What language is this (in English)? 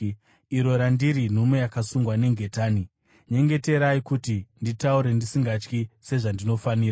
Shona